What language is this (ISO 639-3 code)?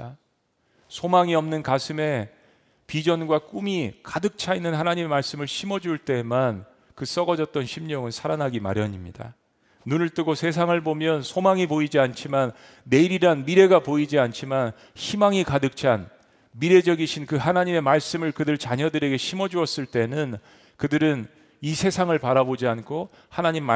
kor